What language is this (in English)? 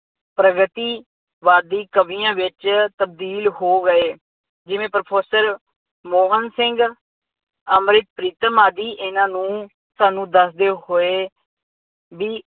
Punjabi